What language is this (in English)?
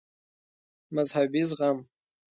Pashto